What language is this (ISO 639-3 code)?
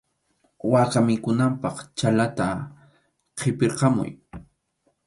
qxu